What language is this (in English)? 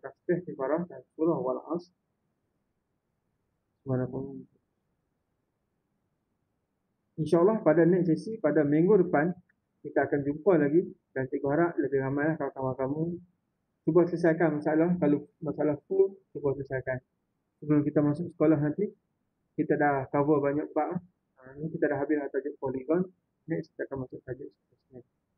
Malay